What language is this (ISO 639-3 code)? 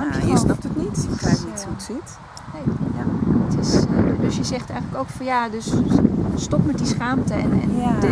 nld